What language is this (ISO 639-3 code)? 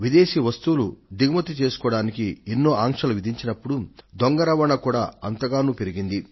tel